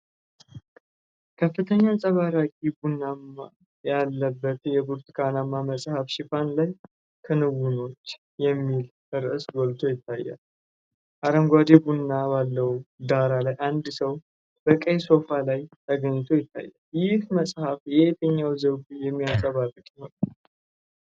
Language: Amharic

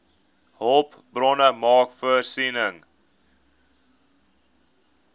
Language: Afrikaans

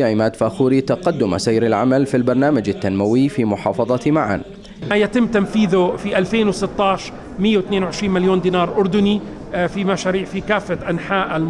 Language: Arabic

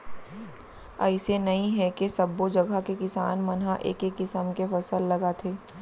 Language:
Chhattisgarhi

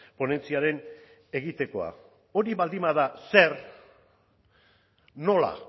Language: Basque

